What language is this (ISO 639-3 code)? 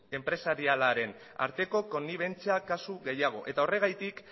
eus